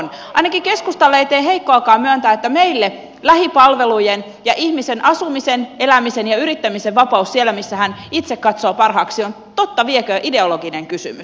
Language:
Finnish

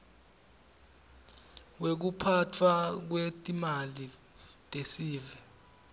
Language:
Swati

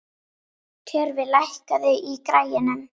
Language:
Icelandic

